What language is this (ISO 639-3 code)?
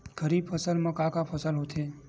hne